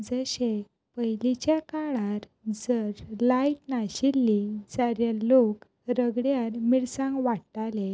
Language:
Konkani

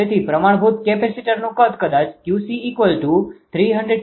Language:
Gujarati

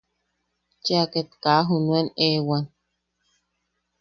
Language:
Yaqui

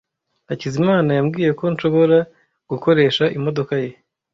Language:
Kinyarwanda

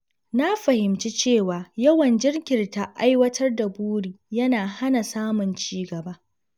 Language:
Hausa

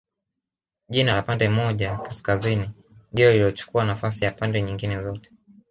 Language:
Swahili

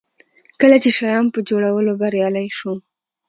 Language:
Pashto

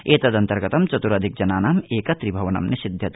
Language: Sanskrit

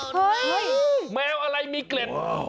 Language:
Thai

